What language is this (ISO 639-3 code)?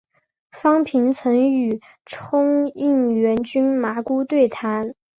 zho